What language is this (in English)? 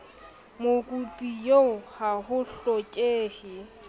Southern Sotho